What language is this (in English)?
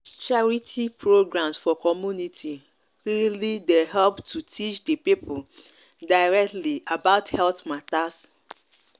Nigerian Pidgin